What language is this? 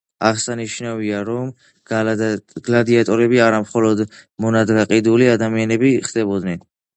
Georgian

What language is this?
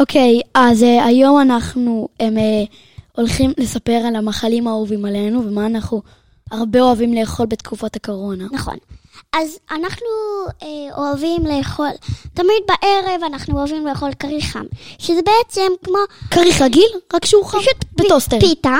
Hebrew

